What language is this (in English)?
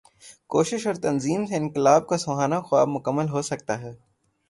Urdu